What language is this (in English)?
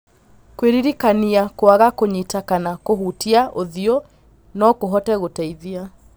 Kikuyu